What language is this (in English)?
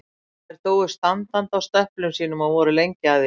Icelandic